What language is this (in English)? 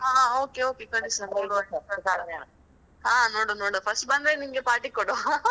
Kannada